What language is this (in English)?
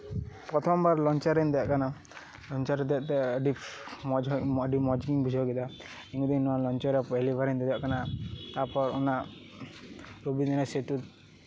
Santali